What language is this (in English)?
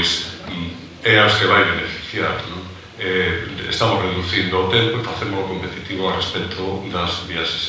Dutch